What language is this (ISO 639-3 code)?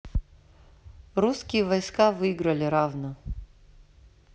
rus